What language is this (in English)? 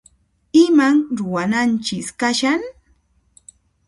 Puno Quechua